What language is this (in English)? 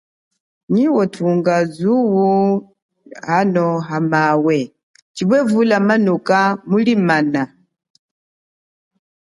Chokwe